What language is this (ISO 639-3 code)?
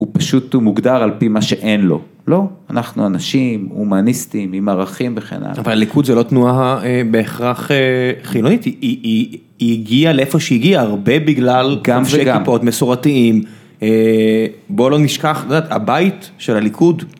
heb